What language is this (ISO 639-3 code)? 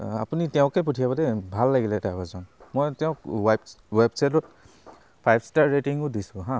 asm